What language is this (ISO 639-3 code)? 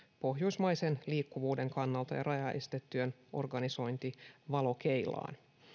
fin